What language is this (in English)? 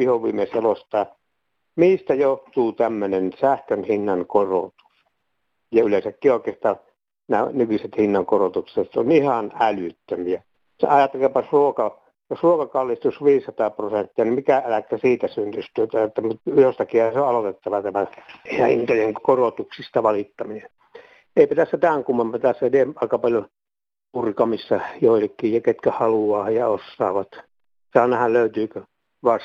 Finnish